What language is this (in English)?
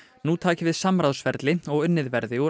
Icelandic